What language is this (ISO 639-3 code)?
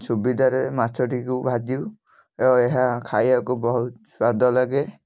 ori